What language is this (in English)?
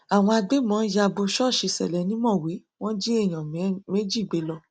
Yoruba